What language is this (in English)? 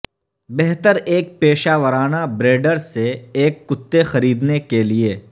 Urdu